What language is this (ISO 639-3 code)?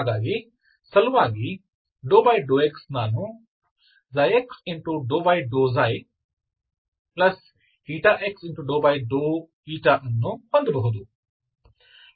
kan